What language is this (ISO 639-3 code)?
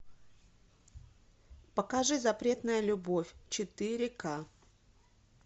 rus